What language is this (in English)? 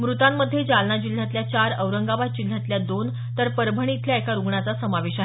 Marathi